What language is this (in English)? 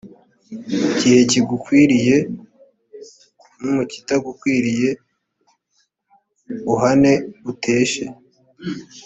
Kinyarwanda